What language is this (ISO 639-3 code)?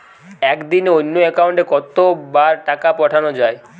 ben